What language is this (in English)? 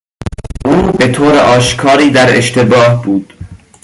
Persian